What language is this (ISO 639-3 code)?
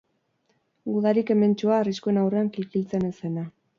eus